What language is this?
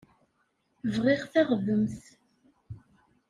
Kabyle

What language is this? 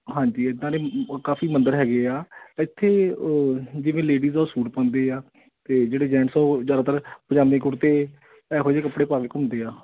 Punjabi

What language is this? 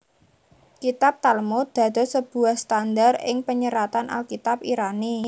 Javanese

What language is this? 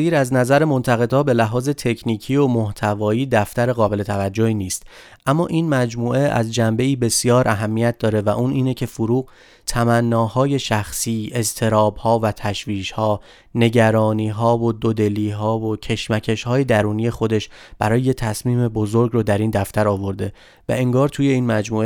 Persian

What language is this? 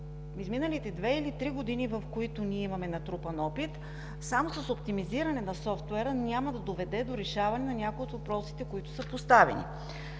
Bulgarian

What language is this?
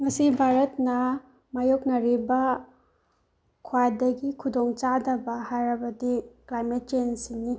Manipuri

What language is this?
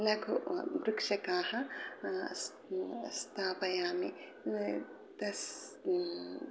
Sanskrit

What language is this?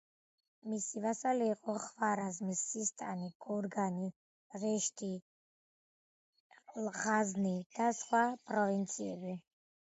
Georgian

